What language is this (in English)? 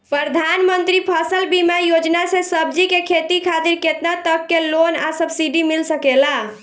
Bhojpuri